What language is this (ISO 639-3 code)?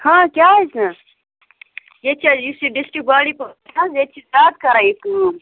kas